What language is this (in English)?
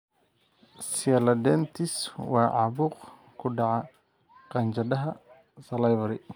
Somali